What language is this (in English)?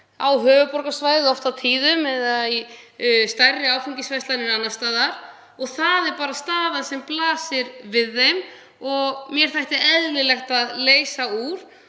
Icelandic